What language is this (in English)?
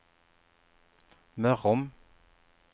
Swedish